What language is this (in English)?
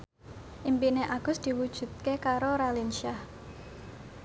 Javanese